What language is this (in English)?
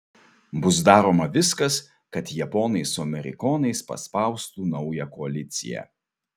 Lithuanian